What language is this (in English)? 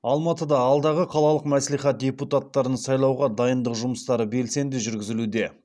Kazakh